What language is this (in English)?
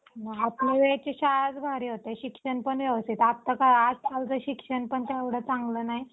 Marathi